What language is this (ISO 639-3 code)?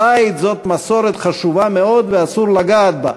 heb